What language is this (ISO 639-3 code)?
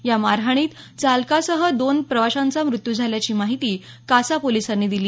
mar